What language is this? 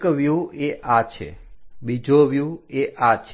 Gujarati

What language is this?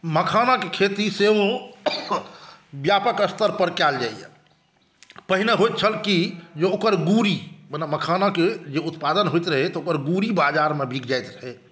Maithili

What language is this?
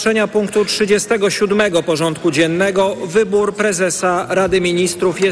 Polish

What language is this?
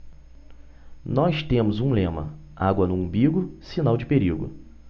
Portuguese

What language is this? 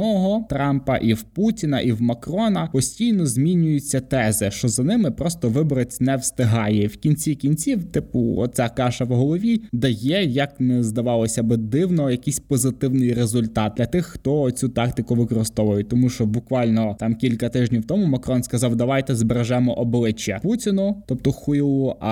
Ukrainian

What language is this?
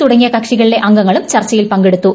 Malayalam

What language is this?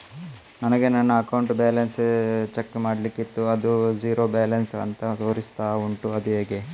Kannada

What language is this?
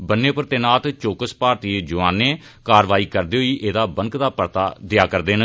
Dogri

